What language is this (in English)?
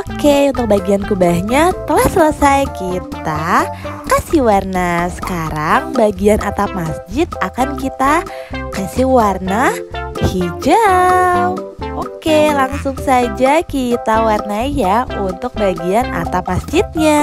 Indonesian